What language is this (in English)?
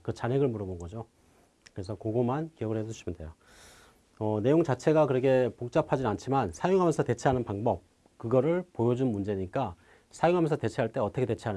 Korean